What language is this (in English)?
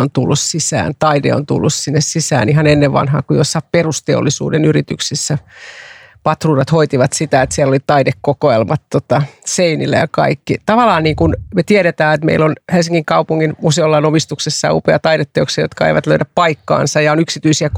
Finnish